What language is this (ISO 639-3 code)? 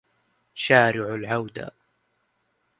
ara